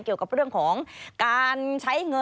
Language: Thai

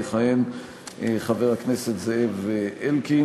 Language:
Hebrew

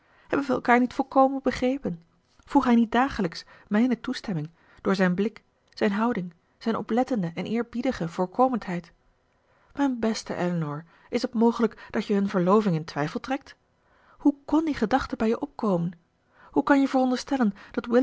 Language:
Dutch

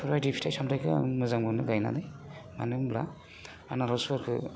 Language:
Bodo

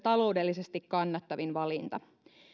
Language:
Finnish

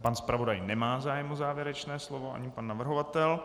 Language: Czech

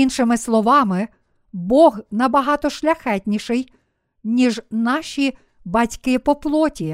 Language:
Ukrainian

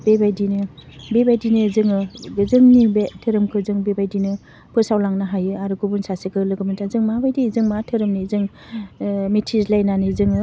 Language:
Bodo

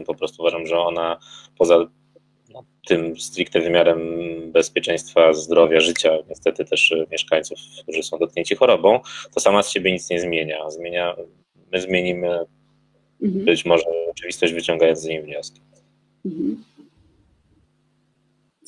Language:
Polish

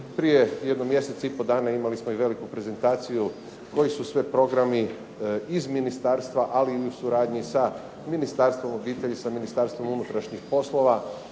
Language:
Croatian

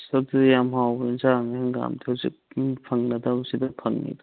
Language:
Manipuri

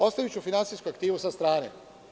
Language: Serbian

